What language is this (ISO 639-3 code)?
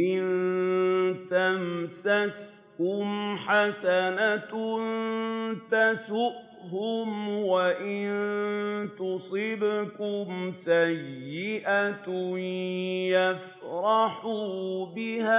ara